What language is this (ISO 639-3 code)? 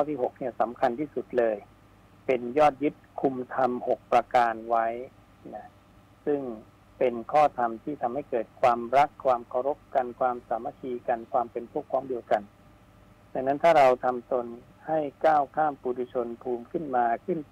tha